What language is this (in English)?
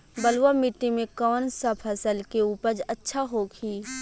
Bhojpuri